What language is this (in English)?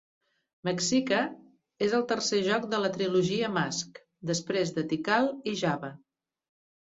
Catalan